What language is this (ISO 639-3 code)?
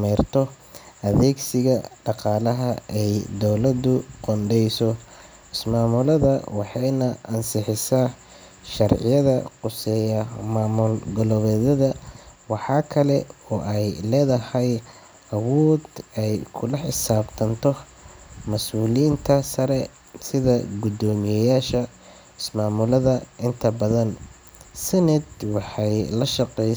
som